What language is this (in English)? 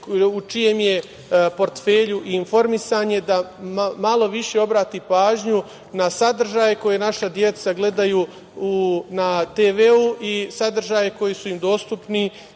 Serbian